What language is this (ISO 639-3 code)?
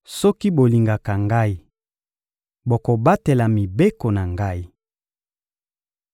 lin